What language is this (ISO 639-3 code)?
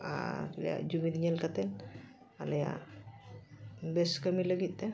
sat